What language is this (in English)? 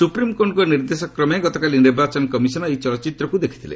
Odia